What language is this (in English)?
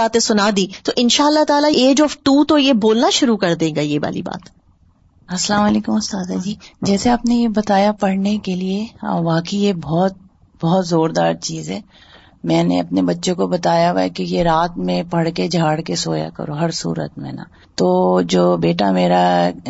Urdu